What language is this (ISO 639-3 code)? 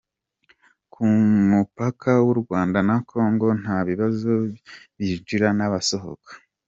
kin